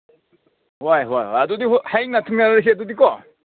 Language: Manipuri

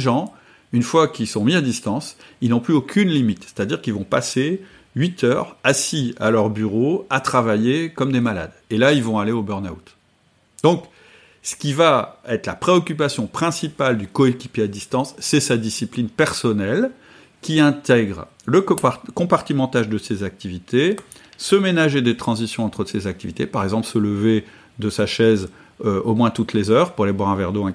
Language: French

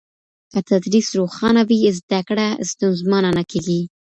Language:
Pashto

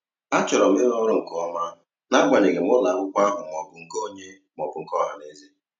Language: Igbo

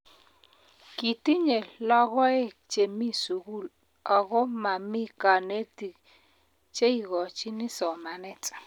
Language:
Kalenjin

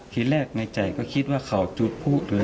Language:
Thai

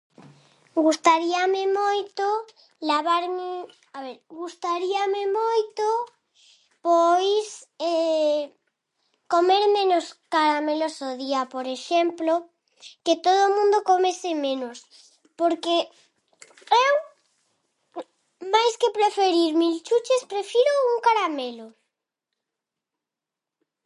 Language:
Galician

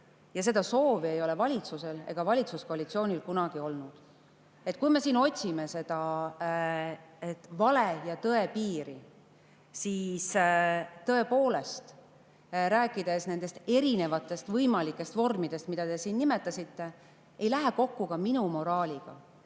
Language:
Estonian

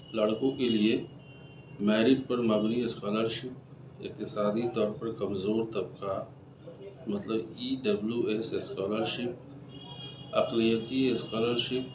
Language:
Urdu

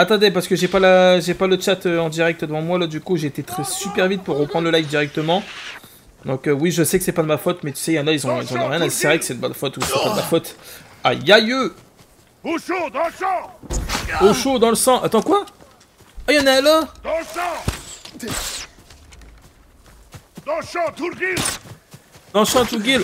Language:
French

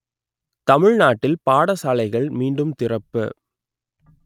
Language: Tamil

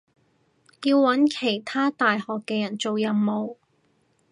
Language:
Cantonese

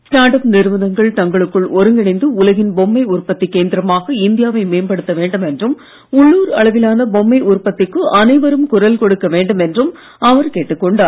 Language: Tamil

